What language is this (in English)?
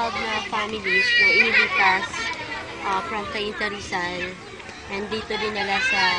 Filipino